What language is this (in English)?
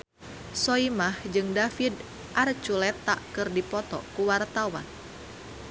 Sundanese